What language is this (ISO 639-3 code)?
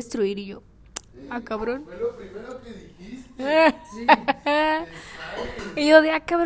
spa